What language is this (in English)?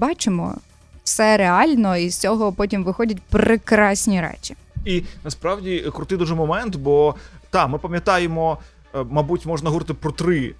Ukrainian